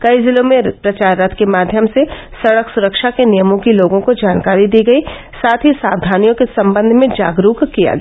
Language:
Hindi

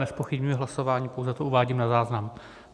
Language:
Czech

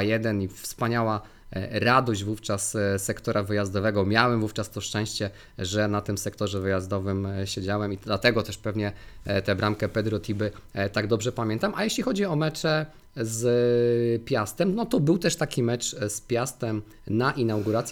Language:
Polish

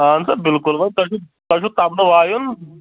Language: Kashmiri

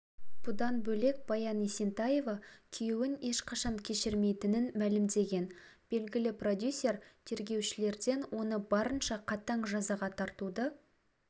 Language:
Kazakh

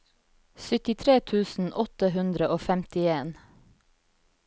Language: Norwegian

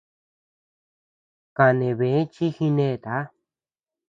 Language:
Tepeuxila Cuicatec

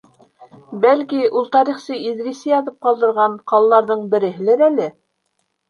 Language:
Bashkir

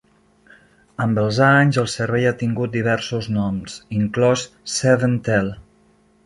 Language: Catalan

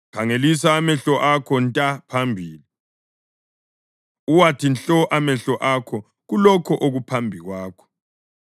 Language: North Ndebele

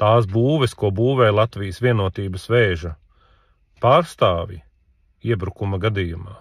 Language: Latvian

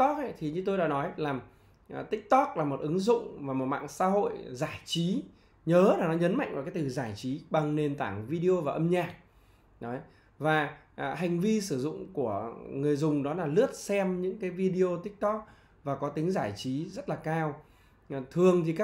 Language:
Vietnamese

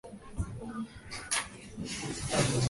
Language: Swahili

